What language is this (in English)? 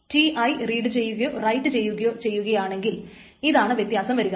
Malayalam